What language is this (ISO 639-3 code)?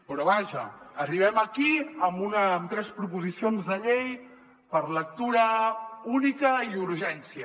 cat